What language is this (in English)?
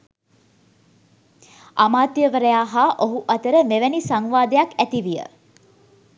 Sinhala